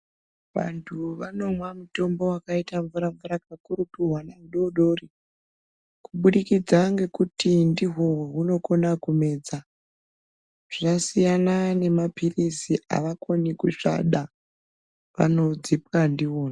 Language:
Ndau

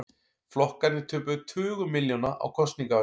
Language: Icelandic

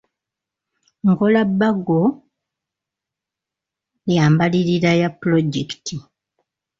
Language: Ganda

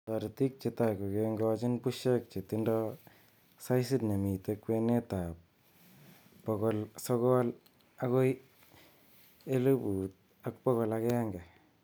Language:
Kalenjin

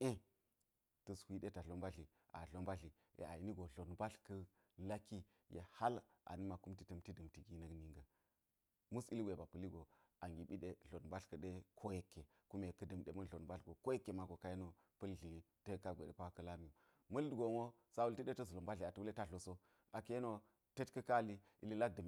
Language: Geji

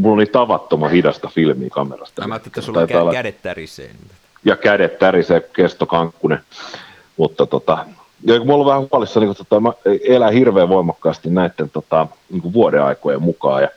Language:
Finnish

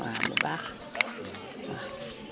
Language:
Wolof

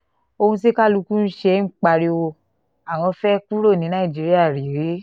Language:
Yoruba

